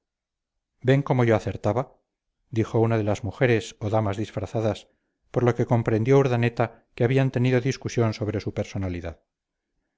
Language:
Spanish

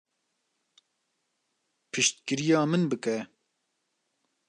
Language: Kurdish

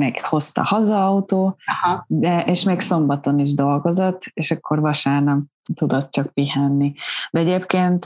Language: Hungarian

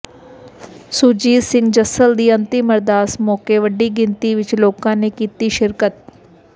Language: Punjabi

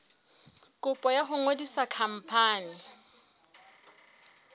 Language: Southern Sotho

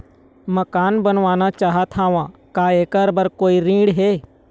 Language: Chhattisgarhi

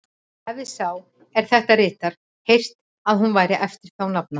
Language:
Icelandic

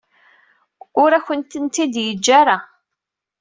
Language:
Kabyle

